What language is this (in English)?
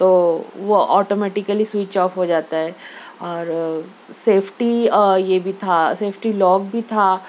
Urdu